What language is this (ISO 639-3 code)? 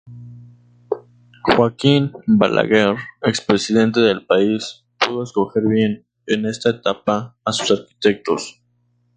spa